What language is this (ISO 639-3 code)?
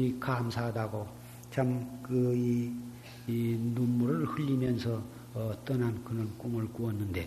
kor